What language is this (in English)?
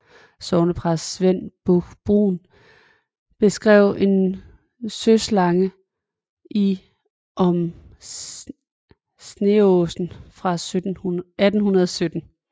Danish